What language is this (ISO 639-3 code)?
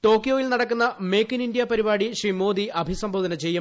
mal